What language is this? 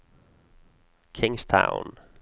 Norwegian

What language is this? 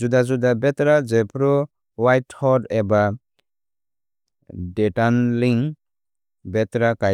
Kok Borok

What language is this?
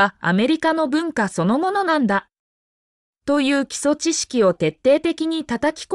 Japanese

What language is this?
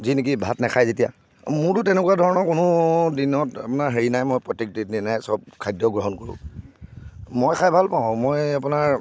Assamese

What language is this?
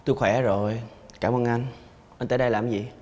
Vietnamese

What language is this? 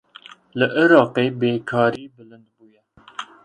Kurdish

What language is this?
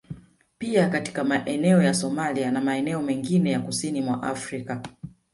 Swahili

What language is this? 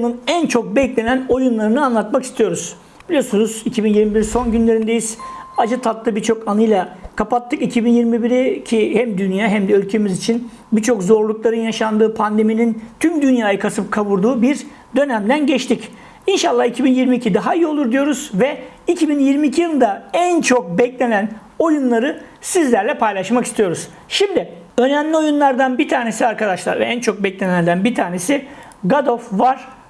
Turkish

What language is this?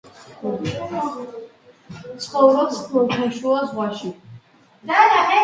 Georgian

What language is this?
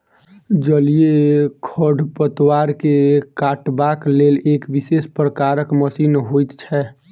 Maithili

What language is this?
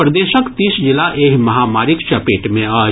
Maithili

